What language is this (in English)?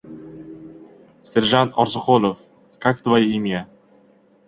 Uzbek